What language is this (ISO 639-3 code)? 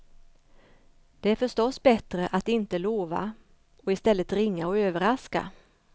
swe